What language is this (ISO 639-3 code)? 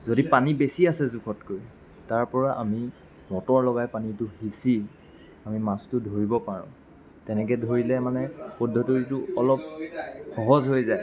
asm